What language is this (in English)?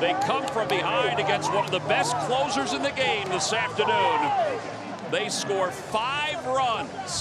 English